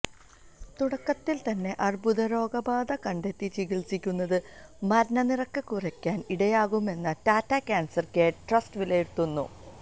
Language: Malayalam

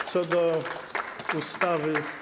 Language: Polish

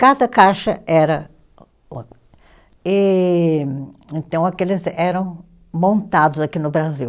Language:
Portuguese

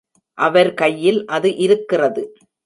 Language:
Tamil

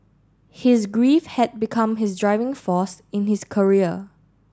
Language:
English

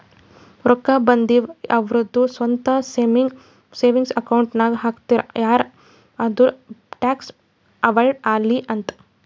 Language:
Kannada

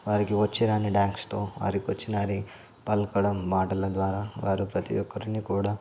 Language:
Telugu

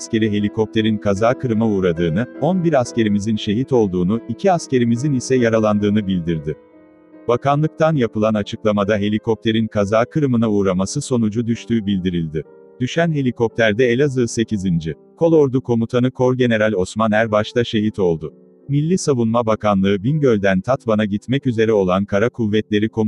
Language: Turkish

